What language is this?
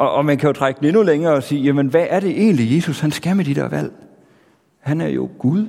Danish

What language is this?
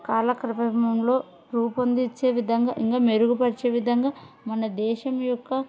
Telugu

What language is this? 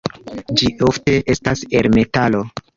Esperanto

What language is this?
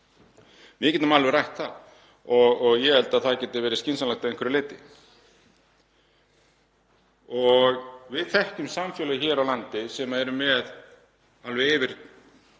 Icelandic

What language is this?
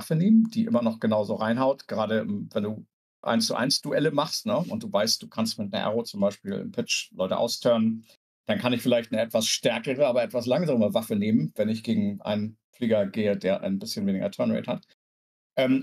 German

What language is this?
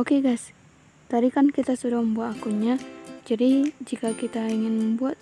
Indonesian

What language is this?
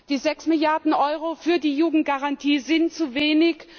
German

